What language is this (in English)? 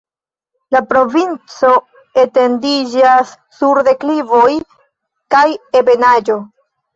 Esperanto